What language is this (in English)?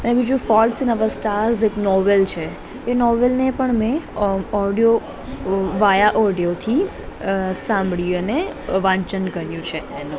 Gujarati